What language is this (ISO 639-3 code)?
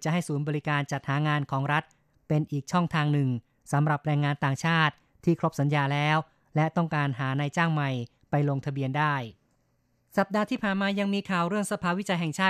tha